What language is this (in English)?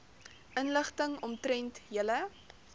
Afrikaans